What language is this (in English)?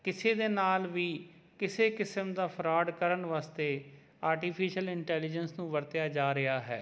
Punjabi